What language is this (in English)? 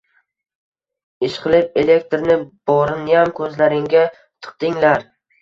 Uzbek